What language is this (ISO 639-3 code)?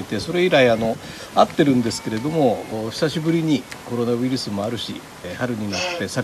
jpn